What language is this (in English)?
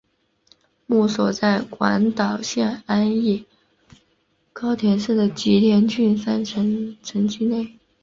Chinese